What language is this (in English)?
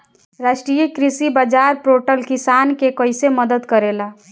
Bhojpuri